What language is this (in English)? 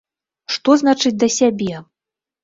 Belarusian